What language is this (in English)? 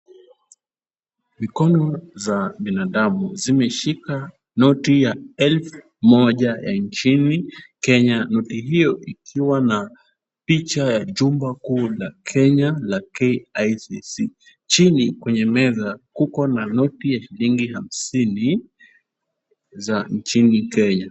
Swahili